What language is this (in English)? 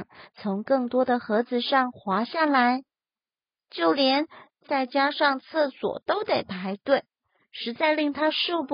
Chinese